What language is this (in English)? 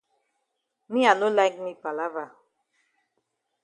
Cameroon Pidgin